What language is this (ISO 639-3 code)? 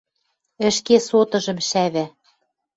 mrj